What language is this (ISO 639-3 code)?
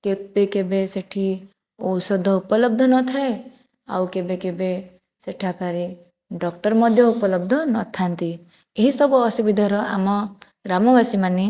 ori